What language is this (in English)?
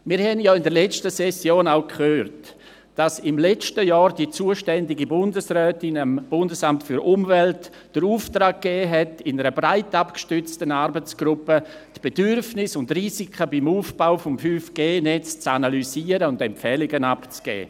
Swiss German